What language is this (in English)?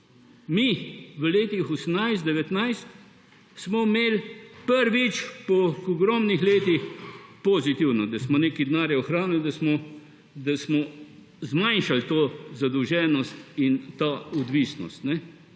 Slovenian